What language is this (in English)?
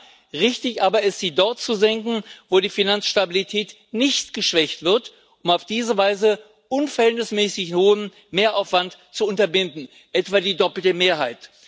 German